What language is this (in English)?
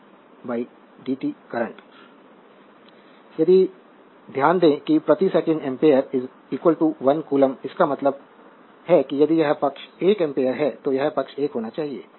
Hindi